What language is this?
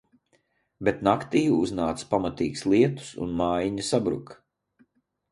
Latvian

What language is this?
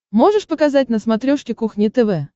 Russian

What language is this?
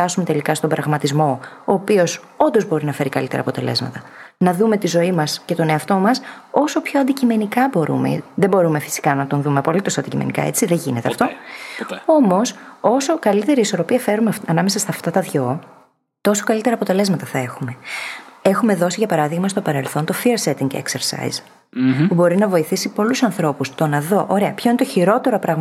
Greek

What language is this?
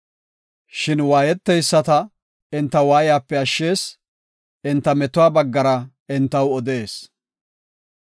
Gofa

